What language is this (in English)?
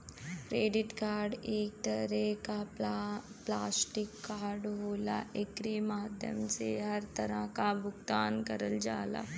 Bhojpuri